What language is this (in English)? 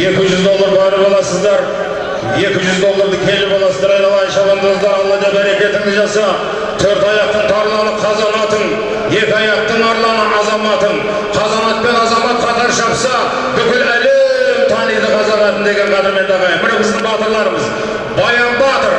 Turkish